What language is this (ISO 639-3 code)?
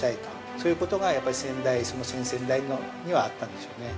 jpn